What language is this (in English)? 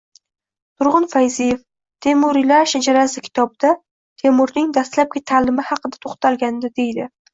Uzbek